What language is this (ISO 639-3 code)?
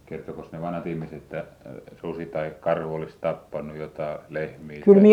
fin